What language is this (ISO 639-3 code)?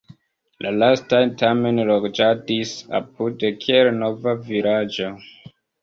epo